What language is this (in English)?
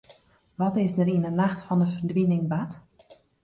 Western Frisian